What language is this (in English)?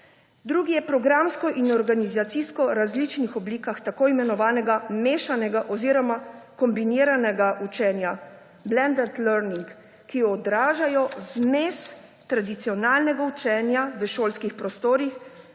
Slovenian